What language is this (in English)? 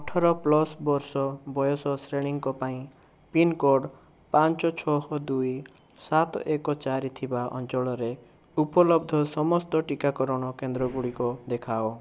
Odia